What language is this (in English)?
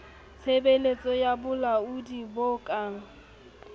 Southern Sotho